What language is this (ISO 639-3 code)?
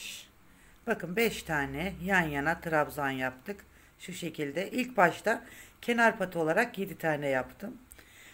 tur